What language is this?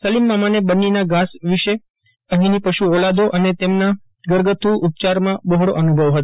Gujarati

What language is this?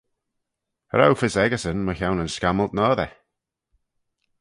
Manx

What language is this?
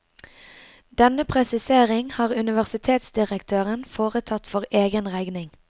Norwegian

